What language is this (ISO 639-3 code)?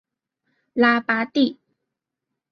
zho